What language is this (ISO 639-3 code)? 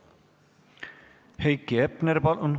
est